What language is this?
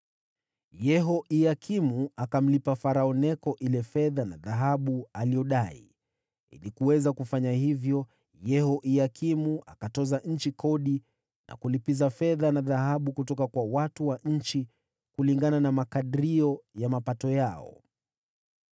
Swahili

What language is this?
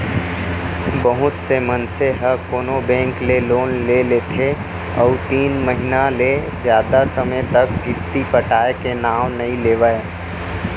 Chhattisgarhi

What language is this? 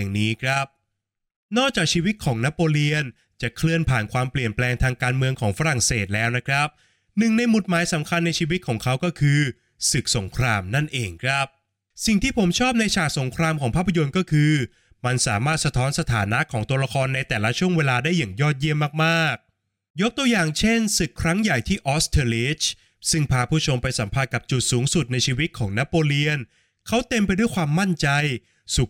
Thai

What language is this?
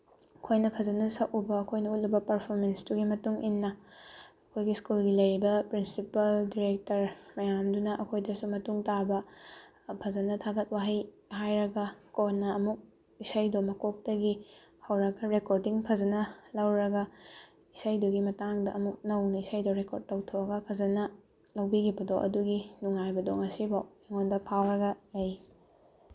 Manipuri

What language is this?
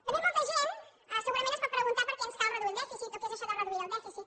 Catalan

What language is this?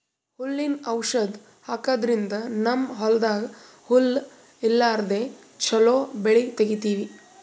Kannada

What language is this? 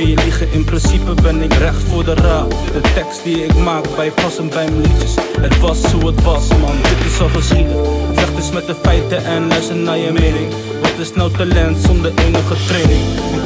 Dutch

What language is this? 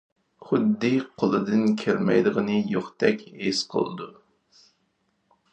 Uyghur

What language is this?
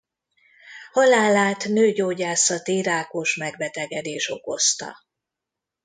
Hungarian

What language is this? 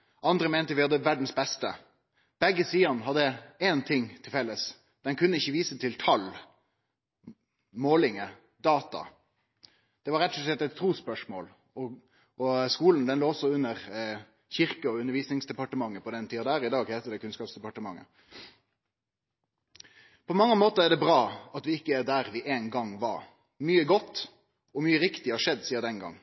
Norwegian Nynorsk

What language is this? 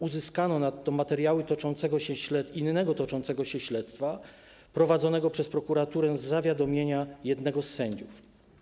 Polish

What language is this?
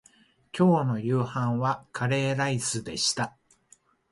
Japanese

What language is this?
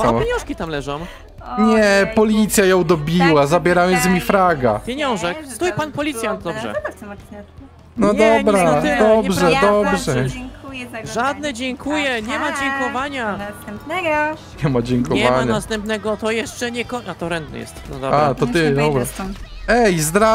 Polish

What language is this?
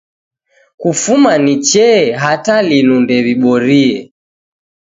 Taita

